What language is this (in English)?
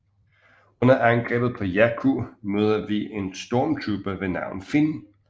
Danish